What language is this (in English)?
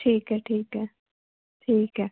Punjabi